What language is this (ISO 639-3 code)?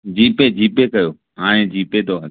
snd